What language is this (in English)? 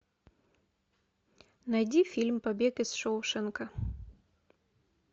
Russian